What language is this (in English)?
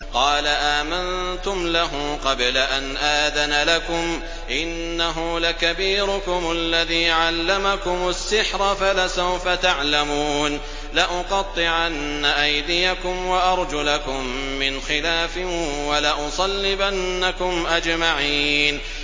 Arabic